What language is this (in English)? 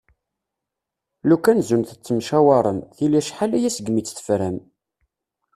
Kabyle